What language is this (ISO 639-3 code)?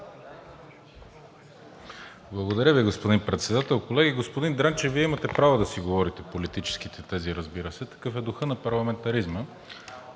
bul